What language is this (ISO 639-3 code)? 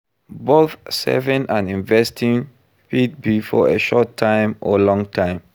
pcm